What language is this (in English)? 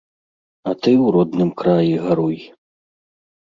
Belarusian